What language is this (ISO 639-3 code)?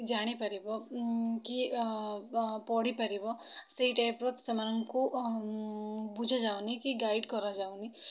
ori